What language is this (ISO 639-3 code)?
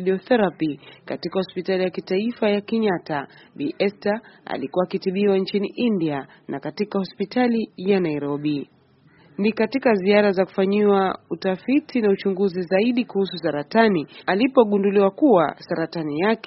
swa